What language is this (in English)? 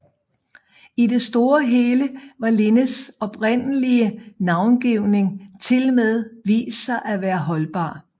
Danish